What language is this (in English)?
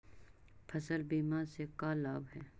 Magahi